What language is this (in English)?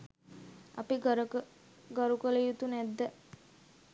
Sinhala